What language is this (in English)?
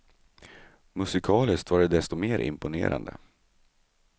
Swedish